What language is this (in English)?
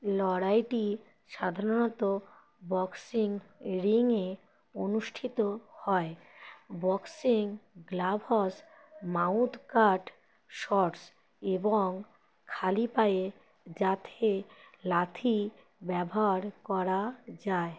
Bangla